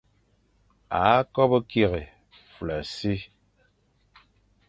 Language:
Fang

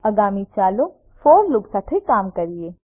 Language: Gujarati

